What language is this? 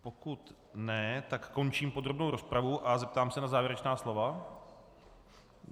Czech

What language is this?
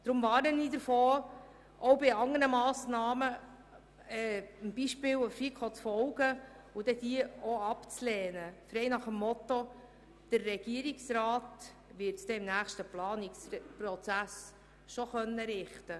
Swiss German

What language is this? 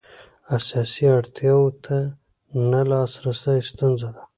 Pashto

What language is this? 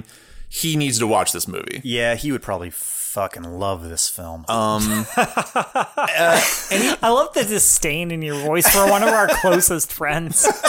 English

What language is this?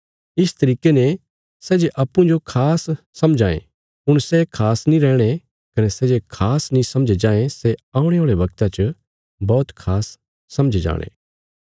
Bilaspuri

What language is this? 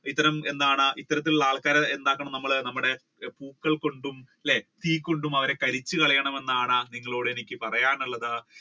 Malayalam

